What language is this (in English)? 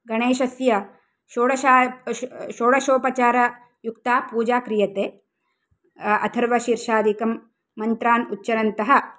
Sanskrit